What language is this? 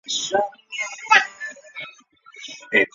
Chinese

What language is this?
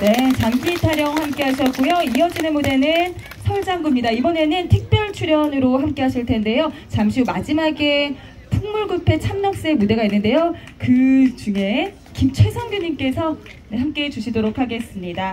Korean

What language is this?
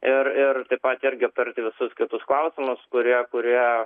Lithuanian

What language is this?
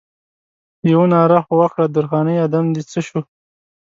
Pashto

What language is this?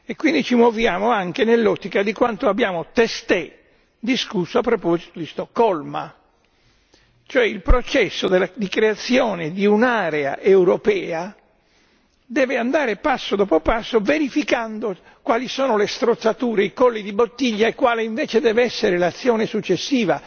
Italian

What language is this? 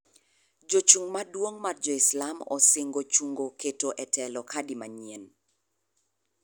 Luo (Kenya and Tanzania)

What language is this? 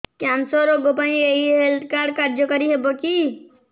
Odia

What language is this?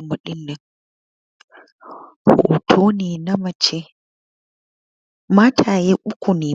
Hausa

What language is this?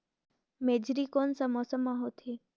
Chhattisgarhi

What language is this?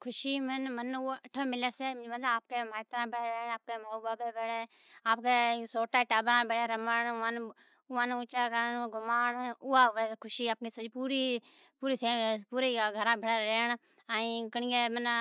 Od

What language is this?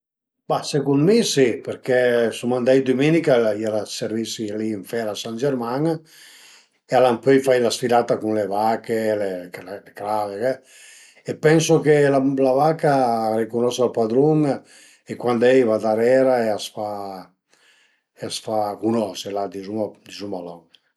Piedmontese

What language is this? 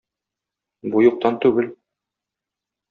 Tatar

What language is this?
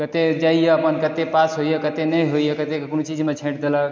Maithili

